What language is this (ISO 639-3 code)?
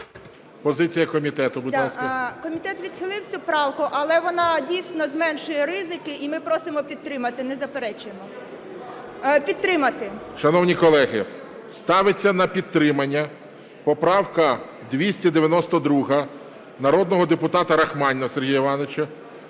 ukr